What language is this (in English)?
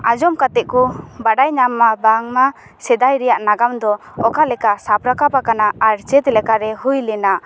Santali